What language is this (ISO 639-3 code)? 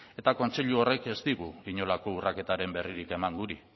eus